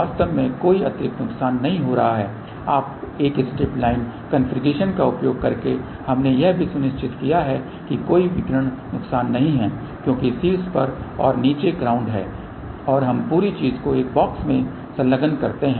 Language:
Hindi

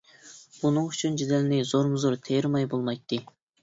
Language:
Uyghur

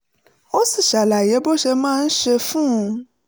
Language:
Yoruba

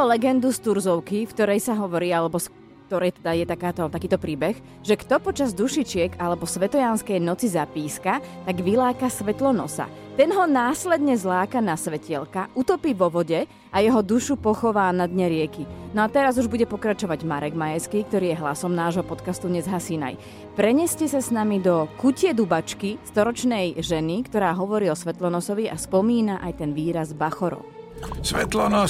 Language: Slovak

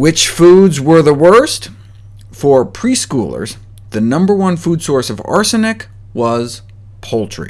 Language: English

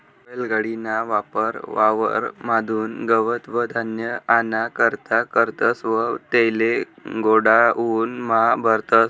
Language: Marathi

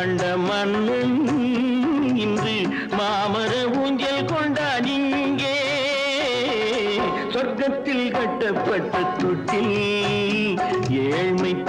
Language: Hindi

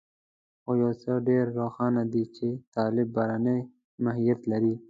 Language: Pashto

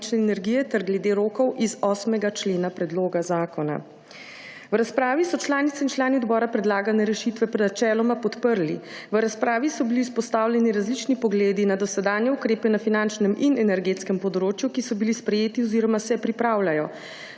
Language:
Slovenian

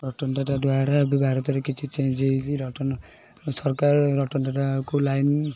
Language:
Odia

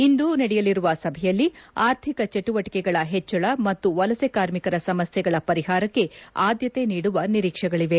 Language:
Kannada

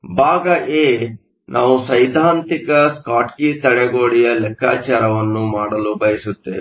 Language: Kannada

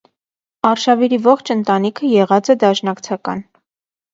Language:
Armenian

